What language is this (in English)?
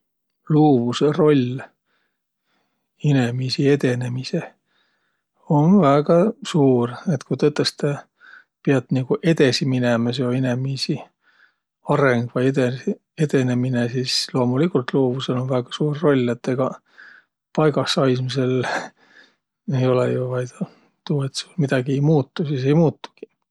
Võro